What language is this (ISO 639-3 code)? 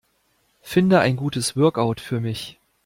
deu